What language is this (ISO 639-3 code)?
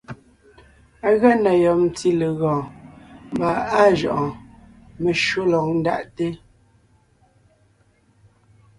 nnh